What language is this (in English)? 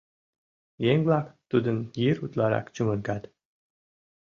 Mari